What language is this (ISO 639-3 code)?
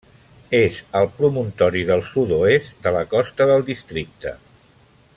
cat